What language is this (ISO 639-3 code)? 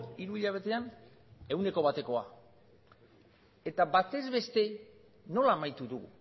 eus